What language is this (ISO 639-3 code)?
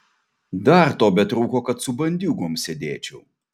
lit